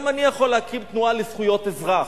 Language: Hebrew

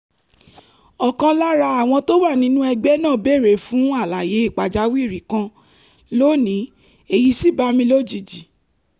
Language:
Yoruba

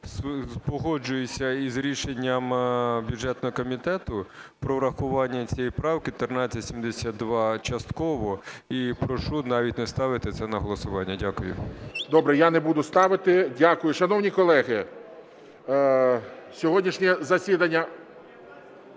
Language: Ukrainian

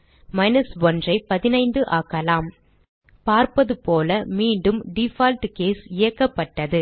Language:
Tamil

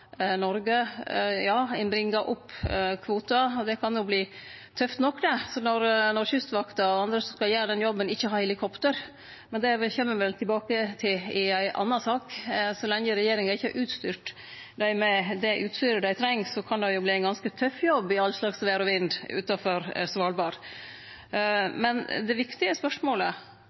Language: Norwegian Nynorsk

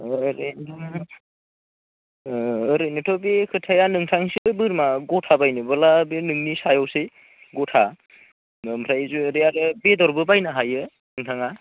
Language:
Bodo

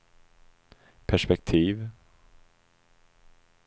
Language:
Swedish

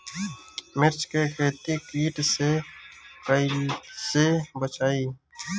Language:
Bhojpuri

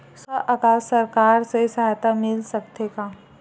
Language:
Chhattisgarhi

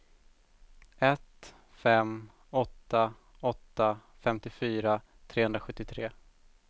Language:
Swedish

